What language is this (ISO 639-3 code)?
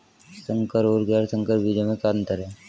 hin